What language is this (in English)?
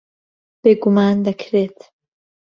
Central Kurdish